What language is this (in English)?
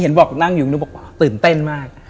Thai